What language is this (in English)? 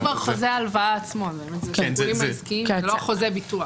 Hebrew